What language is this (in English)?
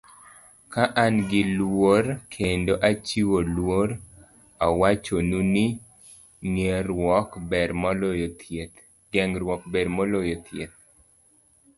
Luo (Kenya and Tanzania)